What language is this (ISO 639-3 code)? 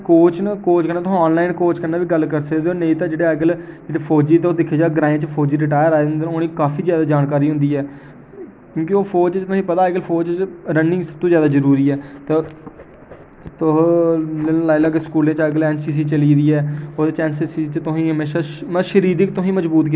doi